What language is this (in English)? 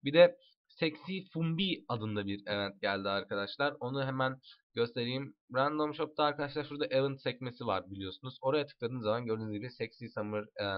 Turkish